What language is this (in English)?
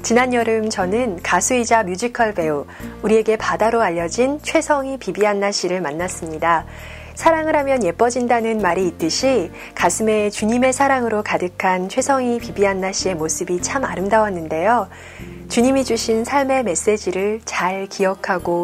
Korean